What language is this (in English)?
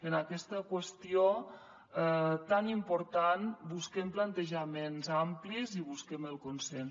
Catalan